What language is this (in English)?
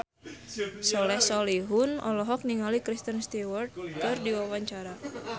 Sundanese